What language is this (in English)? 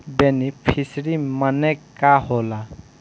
Bhojpuri